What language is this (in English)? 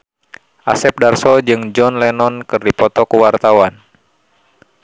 Sundanese